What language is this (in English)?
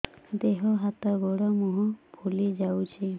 Odia